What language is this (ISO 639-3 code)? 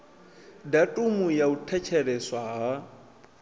ven